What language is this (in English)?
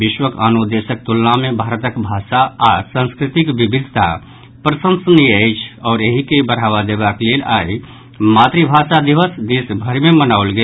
Maithili